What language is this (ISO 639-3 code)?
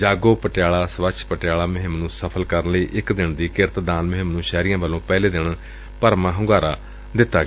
pan